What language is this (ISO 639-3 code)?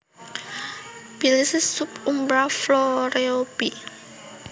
jav